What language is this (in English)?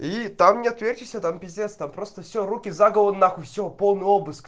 Russian